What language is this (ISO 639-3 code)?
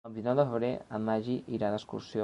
cat